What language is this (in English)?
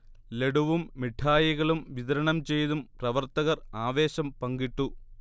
Malayalam